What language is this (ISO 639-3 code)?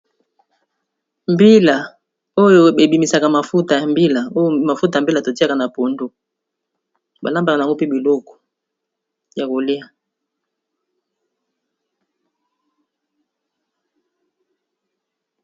lin